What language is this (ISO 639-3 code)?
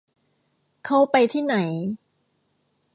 tha